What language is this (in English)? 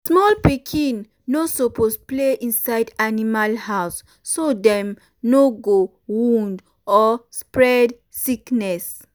Nigerian Pidgin